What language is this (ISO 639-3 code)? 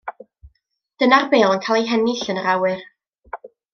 cym